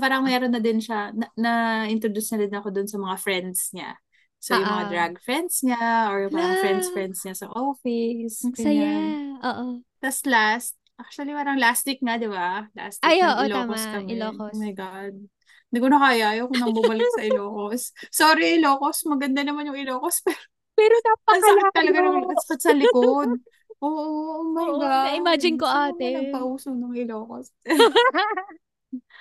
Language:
Filipino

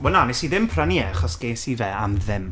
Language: Welsh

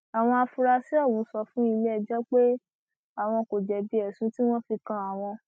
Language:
Yoruba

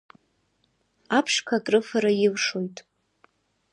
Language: Abkhazian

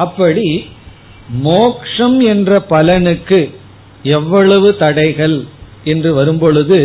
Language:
Tamil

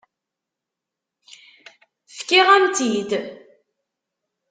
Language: Kabyle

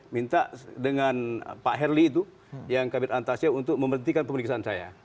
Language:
Indonesian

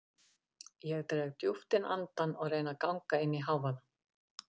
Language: Icelandic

